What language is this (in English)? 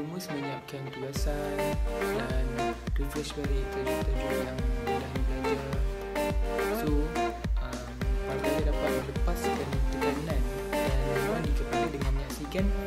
Malay